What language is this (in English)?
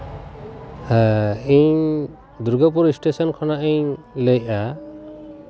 Santali